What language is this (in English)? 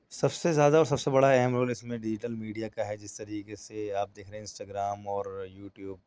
Urdu